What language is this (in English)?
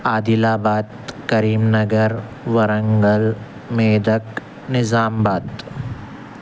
Urdu